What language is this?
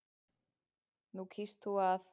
Icelandic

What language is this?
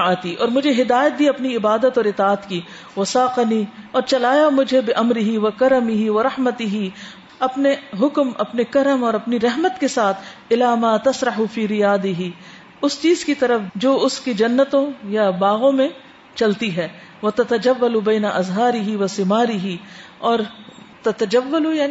Urdu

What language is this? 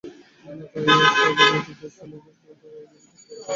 Bangla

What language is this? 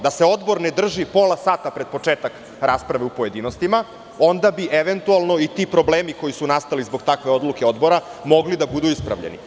Serbian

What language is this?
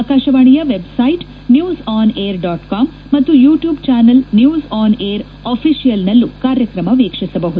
Kannada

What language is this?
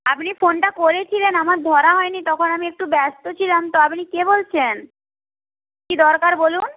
Bangla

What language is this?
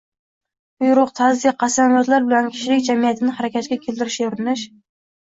Uzbek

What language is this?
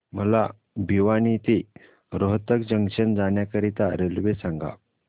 Marathi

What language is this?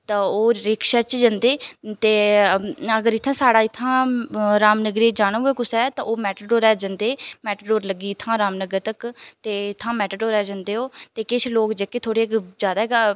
Dogri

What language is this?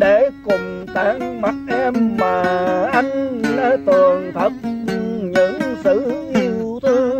Vietnamese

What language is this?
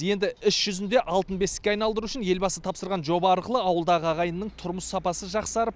Kazakh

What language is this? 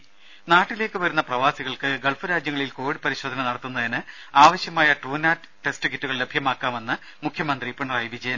Malayalam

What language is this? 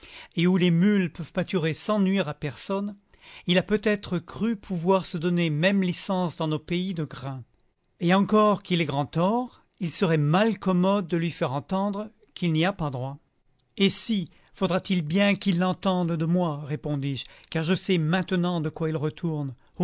French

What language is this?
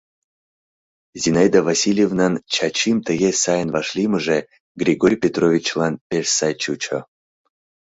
Mari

